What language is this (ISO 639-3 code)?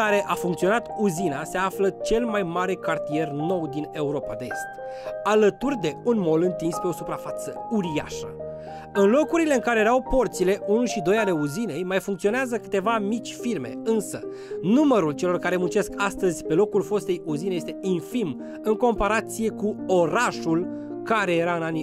ron